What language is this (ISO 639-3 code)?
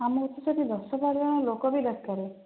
ori